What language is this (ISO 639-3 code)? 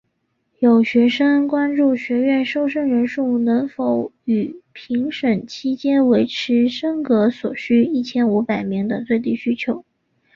zho